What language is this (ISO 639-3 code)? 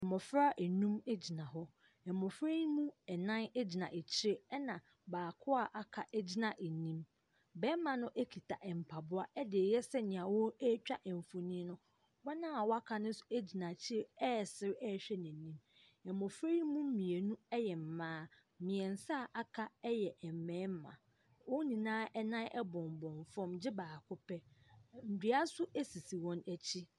aka